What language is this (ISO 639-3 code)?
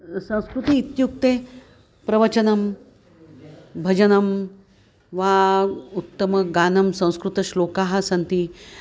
san